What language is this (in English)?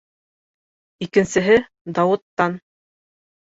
Bashkir